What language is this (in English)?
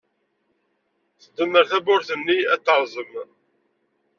Kabyle